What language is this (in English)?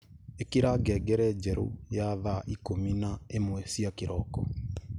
Kikuyu